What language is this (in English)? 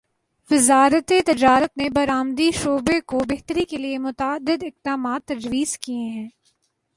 Urdu